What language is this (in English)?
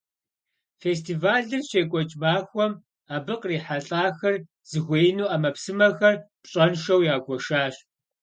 Kabardian